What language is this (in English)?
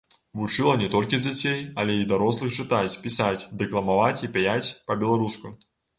Belarusian